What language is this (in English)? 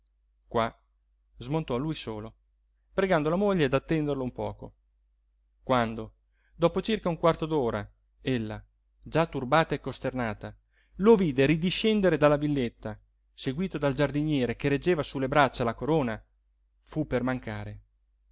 Italian